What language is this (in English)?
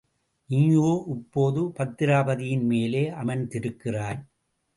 Tamil